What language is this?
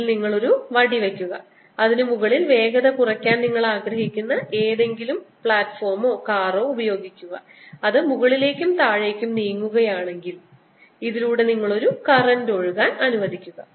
Malayalam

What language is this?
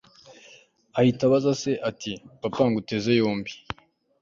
Kinyarwanda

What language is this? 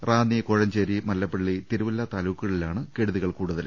Malayalam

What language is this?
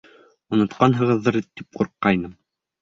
Bashkir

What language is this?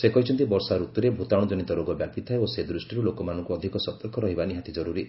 Odia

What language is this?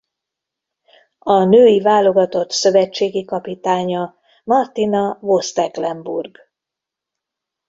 Hungarian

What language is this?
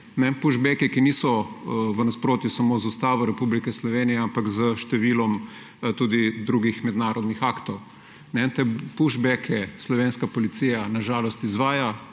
Slovenian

